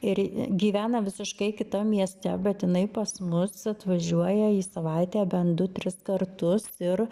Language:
Lithuanian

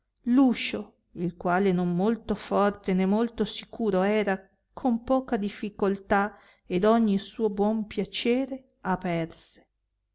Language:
Italian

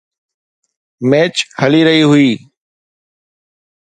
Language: Sindhi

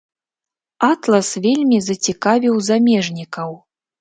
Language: Belarusian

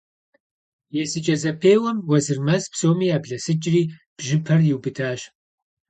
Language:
Kabardian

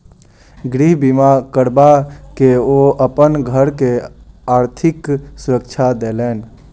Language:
Maithili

